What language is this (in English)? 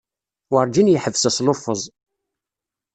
Kabyle